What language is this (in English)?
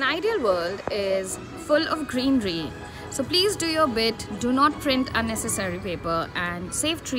Thai